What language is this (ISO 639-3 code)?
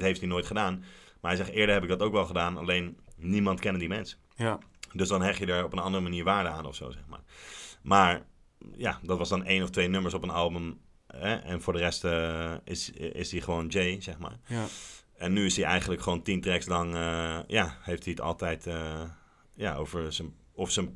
nld